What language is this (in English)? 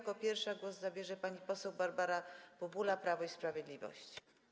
Polish